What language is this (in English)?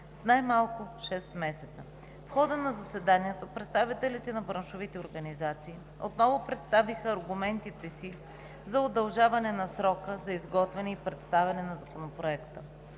Bulgarian